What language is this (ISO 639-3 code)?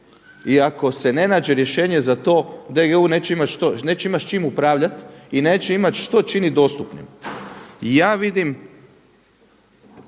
hrv